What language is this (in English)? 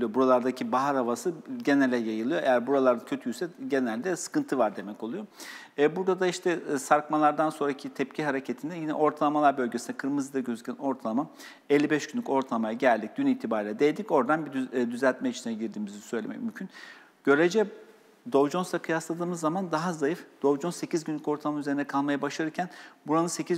Turkish